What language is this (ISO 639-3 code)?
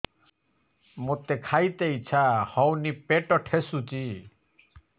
ori